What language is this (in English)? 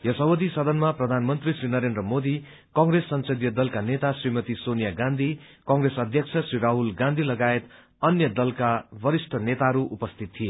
Nepali